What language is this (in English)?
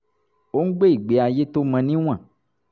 Yoruba